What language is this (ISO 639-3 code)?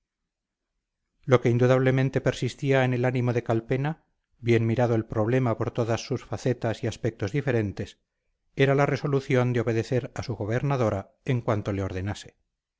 spa